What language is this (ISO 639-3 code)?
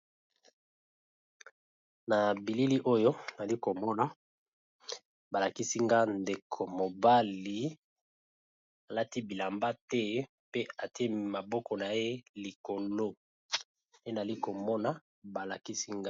lin